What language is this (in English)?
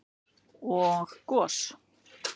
Icelandic